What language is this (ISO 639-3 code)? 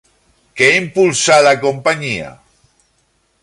cat